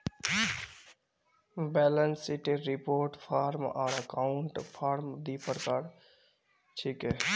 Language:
Magahi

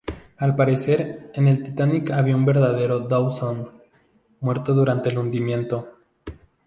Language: Spanish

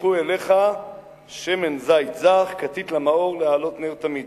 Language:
Hebrew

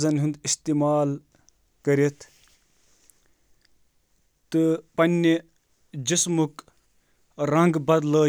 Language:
Kashmiri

